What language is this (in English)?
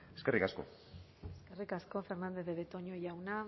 Basque